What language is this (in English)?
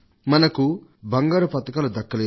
Telugu